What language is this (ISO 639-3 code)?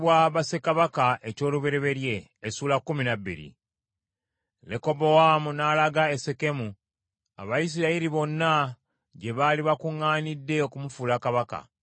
lug